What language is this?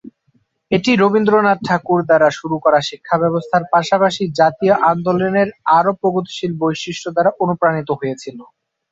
Bangla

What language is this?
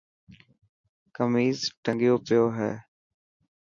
Dhatki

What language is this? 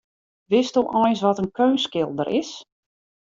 Western Frisian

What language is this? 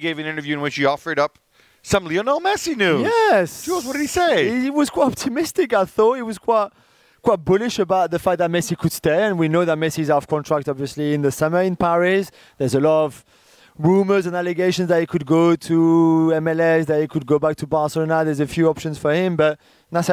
English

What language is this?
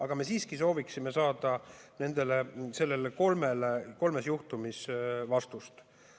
Estonian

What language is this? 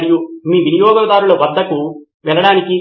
Telugu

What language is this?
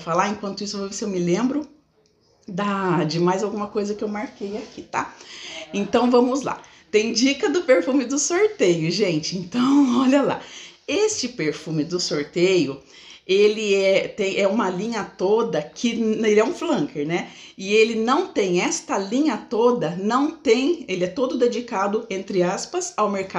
Portuguese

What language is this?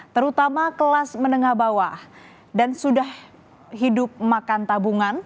Indonesian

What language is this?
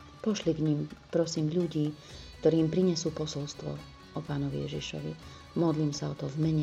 Slovak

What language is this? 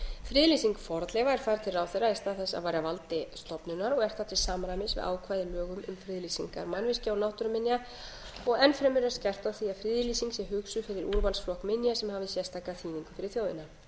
Icelandic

